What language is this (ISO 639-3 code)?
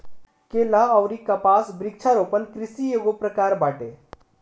bho